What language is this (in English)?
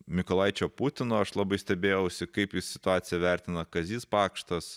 Lithuanian